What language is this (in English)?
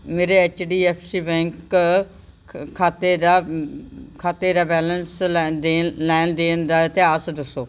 Punjabi